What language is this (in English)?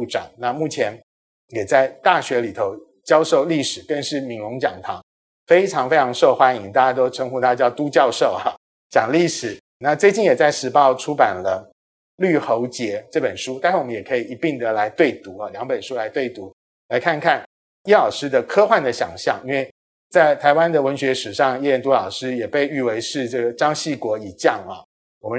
Chinese